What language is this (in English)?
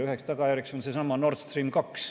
Estonian